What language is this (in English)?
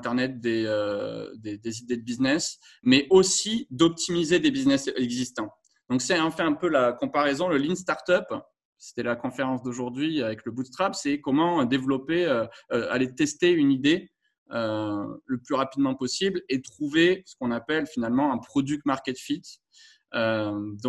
French